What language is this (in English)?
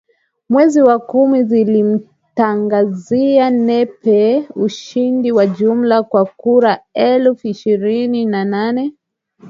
Swahili